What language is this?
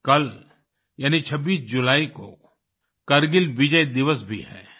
Hindi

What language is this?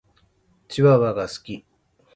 Japanese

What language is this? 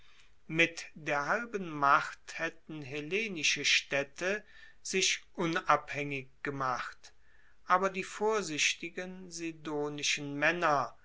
German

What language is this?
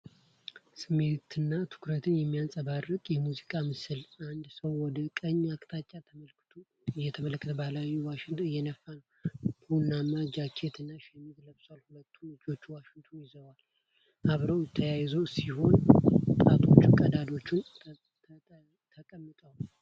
Amharic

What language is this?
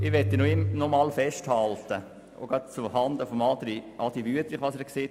Swiss German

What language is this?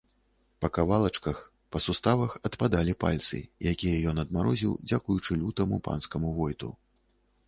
Belarusian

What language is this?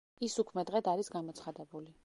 Georgian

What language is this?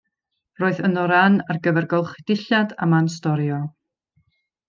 Welsh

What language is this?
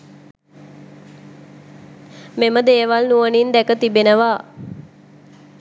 Sinhala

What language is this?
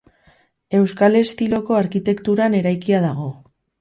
Basque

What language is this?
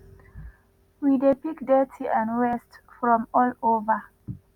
Nigerian Pidgin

